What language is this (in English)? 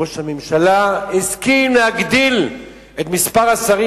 Hebrew